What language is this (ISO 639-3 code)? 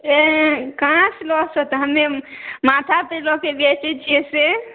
mai